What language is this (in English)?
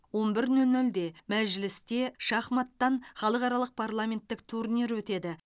Kazakh